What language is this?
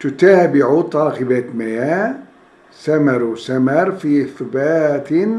Turkish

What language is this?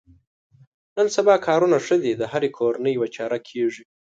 Pashto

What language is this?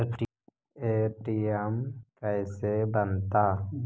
Magahi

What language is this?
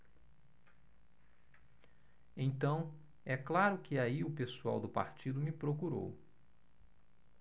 Portuguese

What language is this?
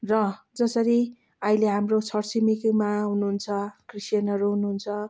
Nepali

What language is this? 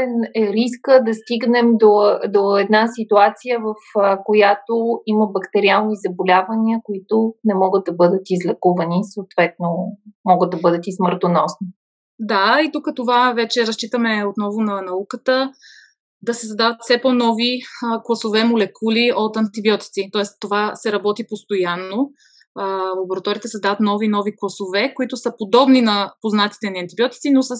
Bulgarian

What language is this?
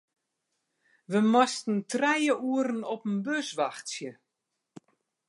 Western Frisian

